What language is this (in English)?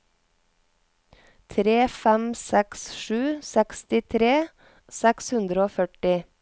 Norwegian